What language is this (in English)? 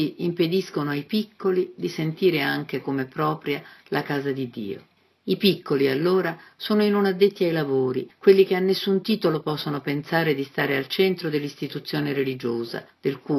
Italian